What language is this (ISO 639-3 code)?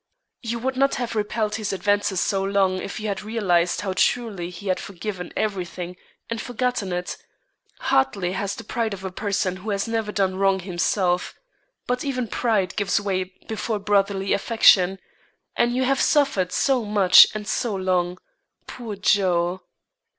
eng